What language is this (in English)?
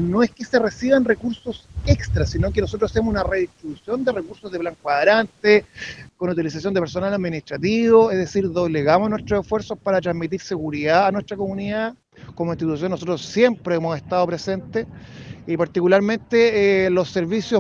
Spanish